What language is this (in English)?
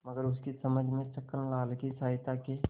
Hindi